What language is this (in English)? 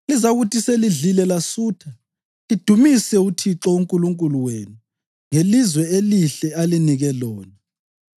North Ndebele